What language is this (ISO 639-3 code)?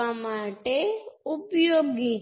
guj